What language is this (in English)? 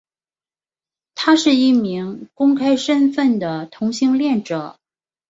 Chinese